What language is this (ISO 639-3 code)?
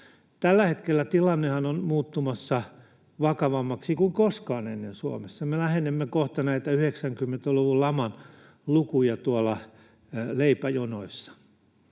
fin